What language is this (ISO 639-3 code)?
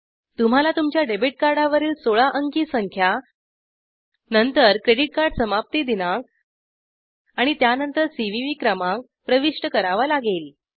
mar